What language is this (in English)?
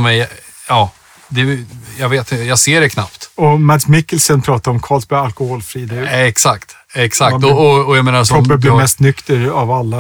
Swedish